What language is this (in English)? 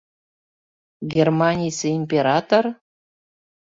Mari